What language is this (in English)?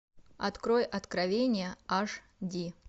Russian